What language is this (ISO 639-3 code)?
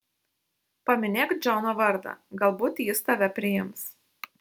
lit